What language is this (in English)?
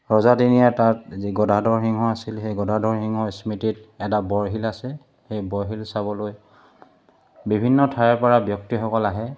Assamese